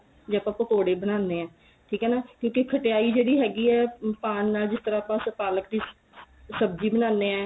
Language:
Punjabi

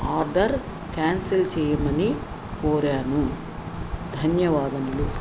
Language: Telugu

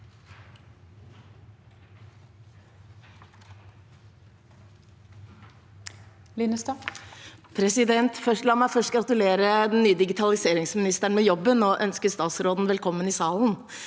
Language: Norwegian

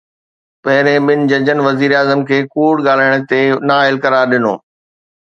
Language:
Sindhi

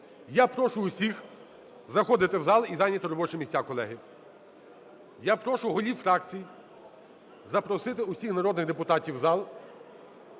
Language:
Ukrainian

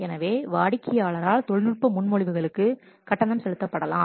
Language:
Tamil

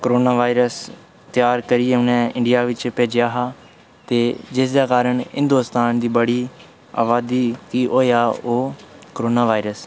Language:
Dogri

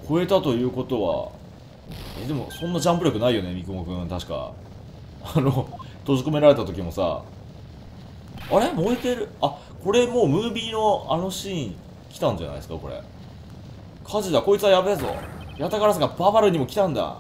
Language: Japanese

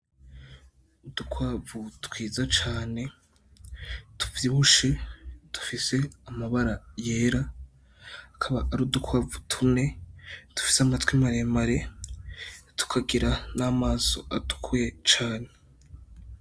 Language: Rundi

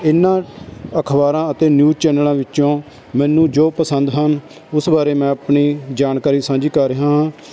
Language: Punjabi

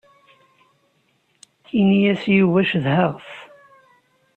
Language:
Kabyle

